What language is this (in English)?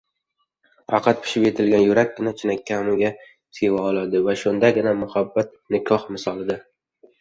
Uzbek